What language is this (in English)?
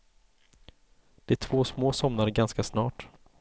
Swedish